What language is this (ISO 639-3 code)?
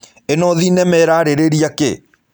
kik